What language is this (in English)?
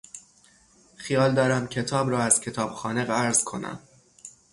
Persian